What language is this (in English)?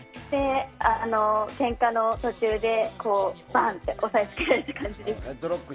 Japanese